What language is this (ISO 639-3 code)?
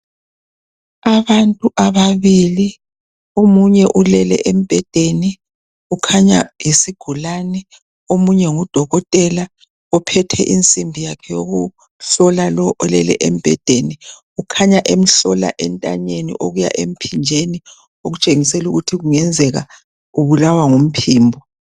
nde